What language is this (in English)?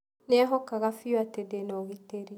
Kikuyu